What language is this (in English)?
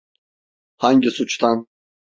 Turkish